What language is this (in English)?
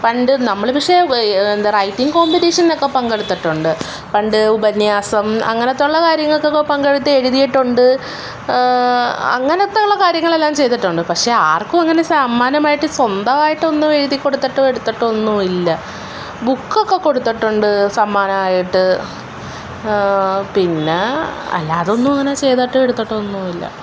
Malayalam